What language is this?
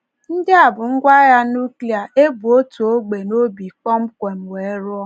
Igbo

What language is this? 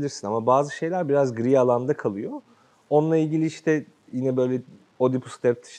Turkish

